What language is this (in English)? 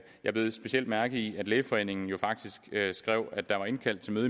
Danish